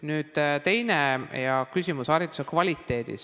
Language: Estonian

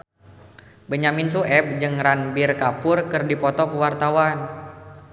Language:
Sundanese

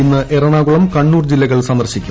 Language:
Malayalam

